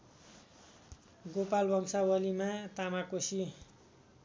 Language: Nepali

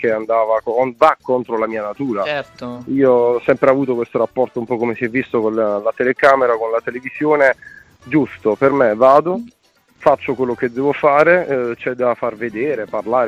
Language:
Italian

